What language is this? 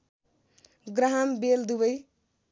Nepali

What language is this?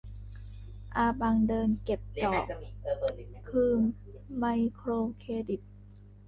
Thai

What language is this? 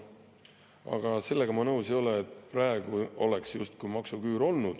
Estonian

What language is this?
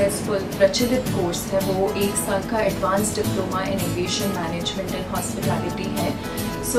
Hindi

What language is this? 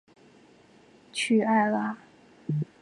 Chinese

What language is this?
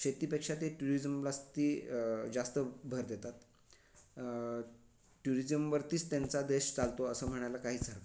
Marathi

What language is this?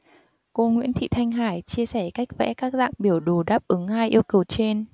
Vietnamese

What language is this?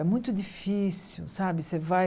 Portuguese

